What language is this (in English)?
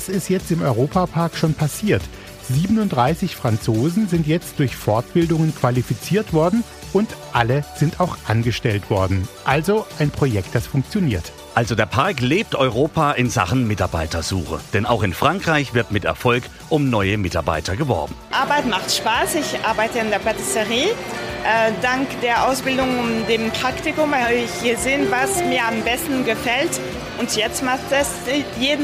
German